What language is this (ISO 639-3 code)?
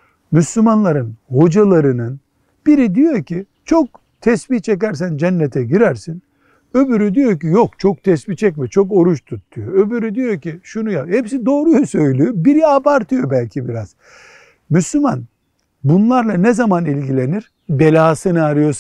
tur